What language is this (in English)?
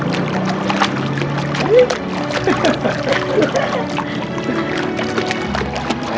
Indonesian